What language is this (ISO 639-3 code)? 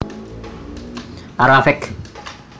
jav